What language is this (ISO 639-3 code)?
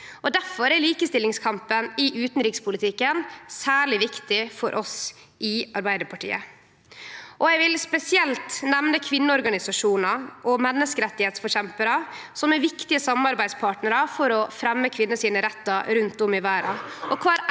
nor